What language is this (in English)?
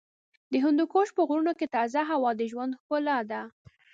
Pashto